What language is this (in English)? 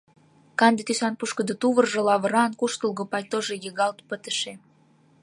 Mari